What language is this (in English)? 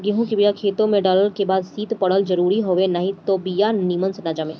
Bhojpuri